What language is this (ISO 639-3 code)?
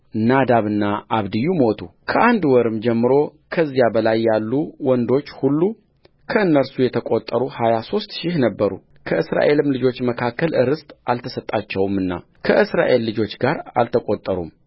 amh